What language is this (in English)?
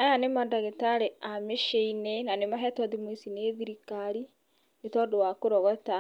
Kikuyu